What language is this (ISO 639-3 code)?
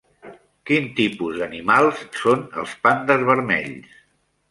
cat